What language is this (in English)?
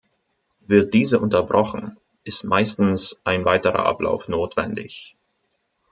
German